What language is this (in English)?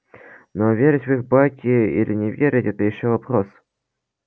Russian